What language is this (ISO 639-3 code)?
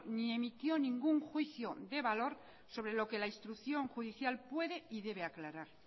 spa